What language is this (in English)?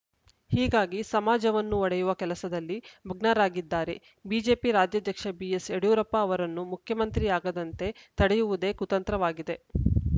Kannada